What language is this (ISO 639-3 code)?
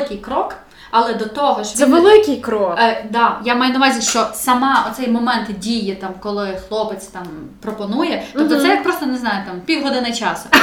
ukr